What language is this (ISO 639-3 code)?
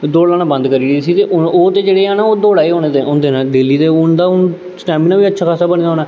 doi